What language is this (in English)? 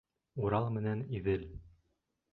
Bashkir